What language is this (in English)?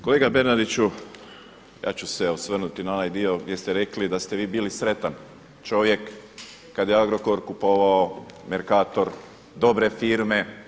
Croatian